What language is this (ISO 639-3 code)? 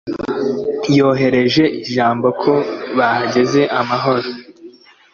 kin